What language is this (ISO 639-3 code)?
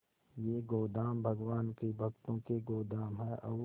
hin